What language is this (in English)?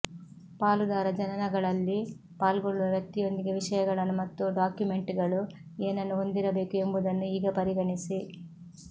Kannada